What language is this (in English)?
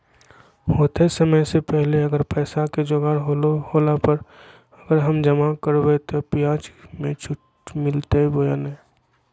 Magahi